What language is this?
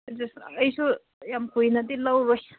Manipuri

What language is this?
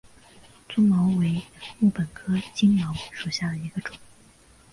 Chinese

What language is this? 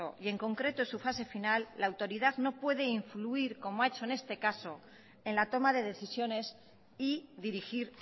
Spanish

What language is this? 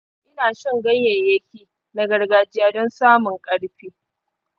Hausa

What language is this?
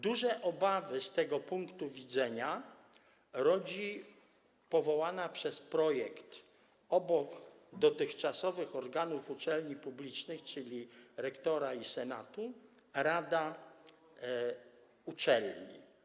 Polish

